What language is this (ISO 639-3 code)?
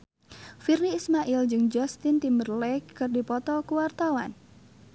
sun